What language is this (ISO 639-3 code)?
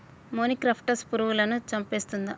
tel